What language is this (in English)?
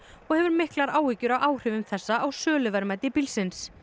Icelandic